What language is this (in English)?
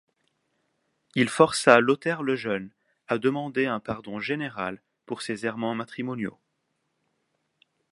French